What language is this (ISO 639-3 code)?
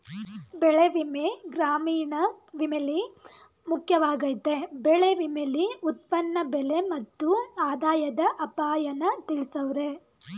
kan